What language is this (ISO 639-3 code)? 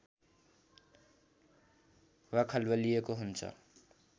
nep